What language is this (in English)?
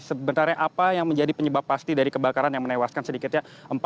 Indonesian